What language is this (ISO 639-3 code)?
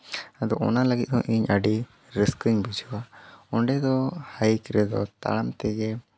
sat